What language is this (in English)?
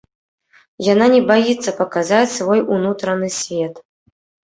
Belarusian